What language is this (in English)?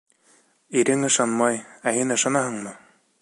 Bashkir